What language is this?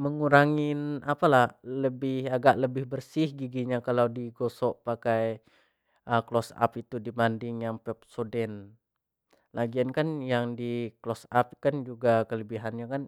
Jambi Malay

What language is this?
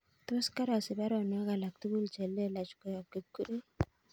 Kalenjin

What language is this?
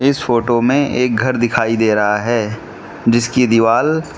Hindi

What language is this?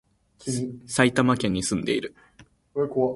Japanese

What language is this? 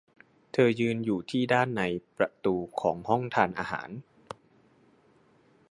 Thai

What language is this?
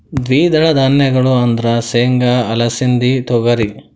Kannada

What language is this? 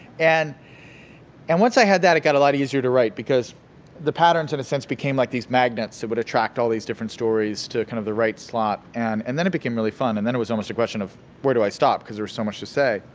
English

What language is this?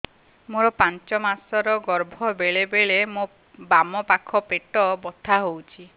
Odia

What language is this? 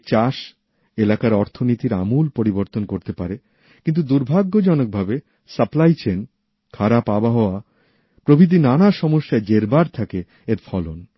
Bangla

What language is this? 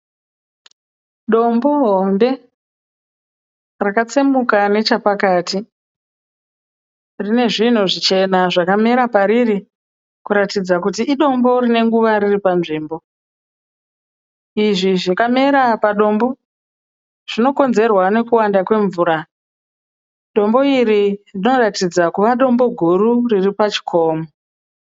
Shona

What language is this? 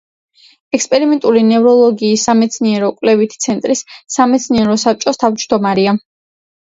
Georgian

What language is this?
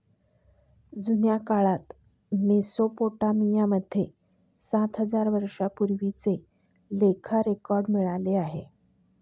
Marathi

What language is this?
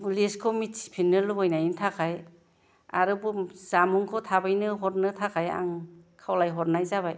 Bodo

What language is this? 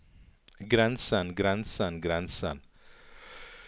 Norwegian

